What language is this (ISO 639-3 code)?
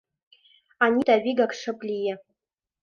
chm